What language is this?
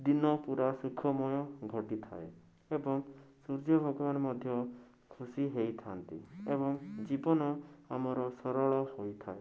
Odia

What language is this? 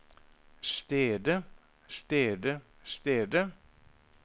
Norwegian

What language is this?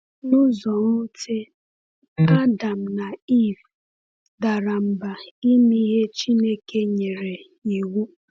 Igbo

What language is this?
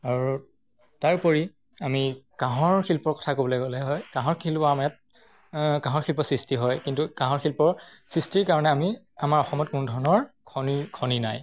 Assamese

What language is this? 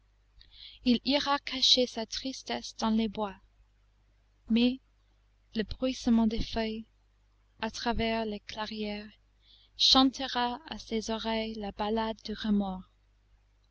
French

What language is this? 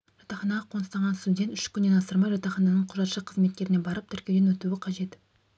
Kazakh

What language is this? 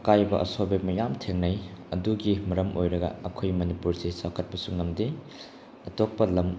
Manipuri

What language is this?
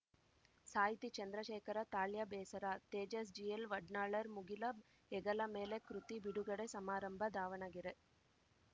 Kannada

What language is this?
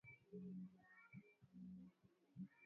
Swahili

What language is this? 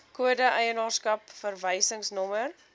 Afrikaans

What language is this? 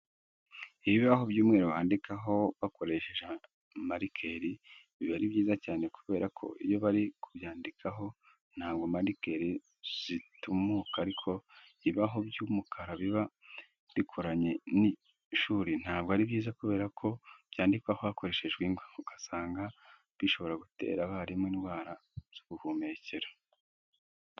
Kinyarwanda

